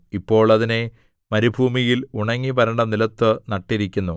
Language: Malayalam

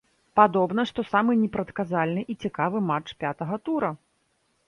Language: Belarusian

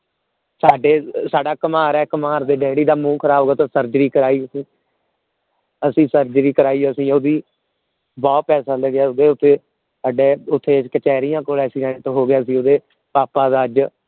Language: Punjabi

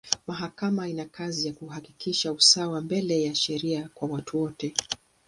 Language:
Swahili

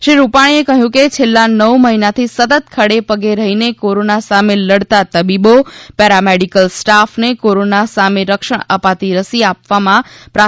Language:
Gujarati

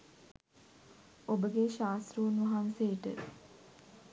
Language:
Sinhala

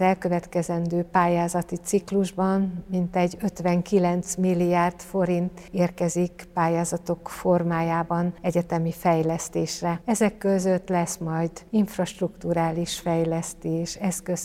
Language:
Hungarian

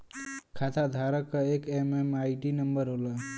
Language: Bhojpuri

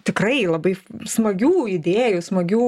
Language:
Lithuanian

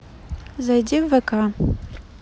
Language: Russian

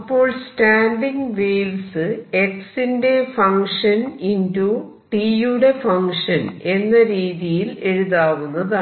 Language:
Malayalam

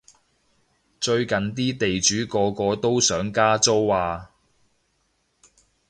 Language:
Cantonese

